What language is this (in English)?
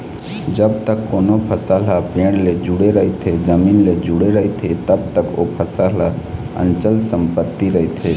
Chhattisgarhi